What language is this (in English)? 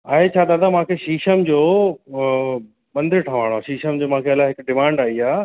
Sindhi